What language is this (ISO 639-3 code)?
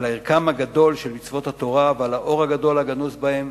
heb